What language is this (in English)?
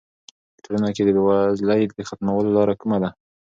Pashto